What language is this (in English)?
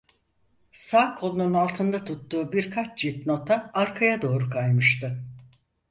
Turkish